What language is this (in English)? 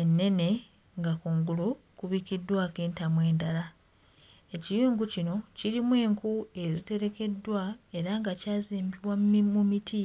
Ganda